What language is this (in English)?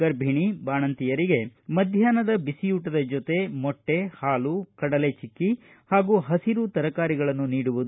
Kannada